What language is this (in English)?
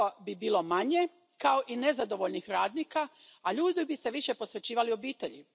Croatian